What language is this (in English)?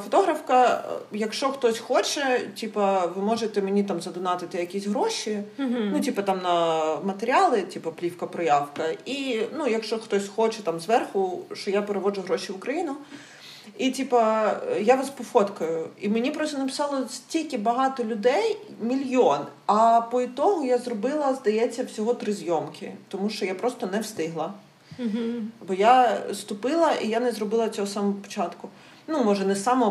Ukrainian